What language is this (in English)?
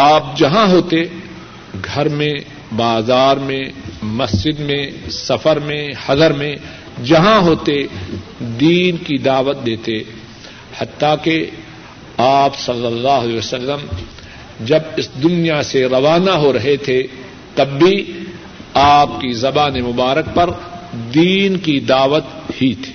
Urdu